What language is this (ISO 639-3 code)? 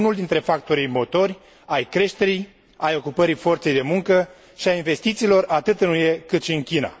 ron